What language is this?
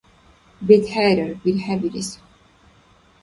Dargwa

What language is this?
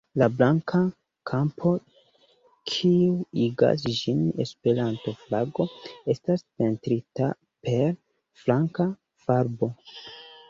Esperanto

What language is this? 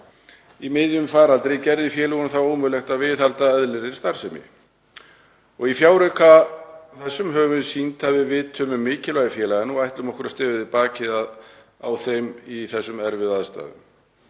Icelandic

